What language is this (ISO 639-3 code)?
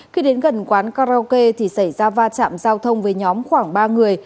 vie